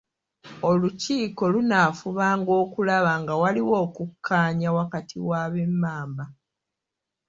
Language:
Ganda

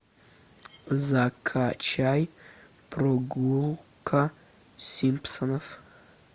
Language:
Russian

